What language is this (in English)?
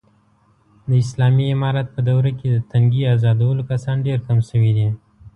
Pashto